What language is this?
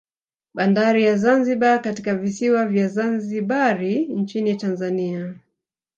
Swahili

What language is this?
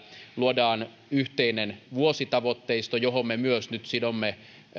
Finnish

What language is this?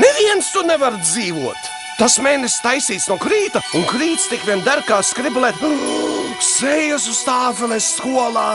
Latvian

